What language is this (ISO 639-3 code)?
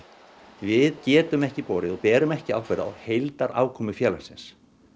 isl